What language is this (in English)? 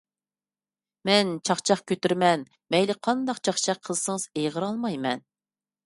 Uyghur